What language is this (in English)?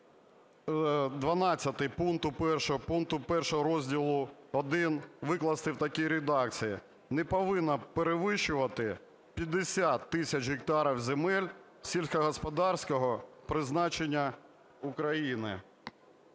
Ukrainian